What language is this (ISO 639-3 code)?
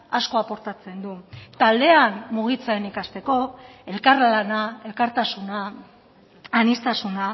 eus